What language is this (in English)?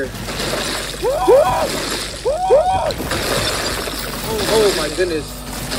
Arabic